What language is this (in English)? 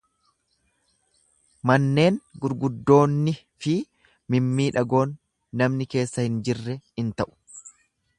Oromo